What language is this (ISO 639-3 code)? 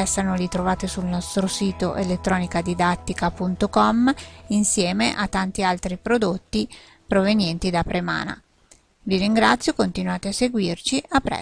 ita